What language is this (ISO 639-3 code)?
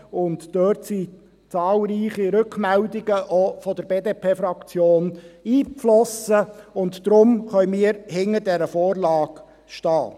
gsw